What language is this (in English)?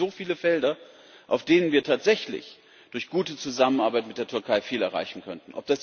German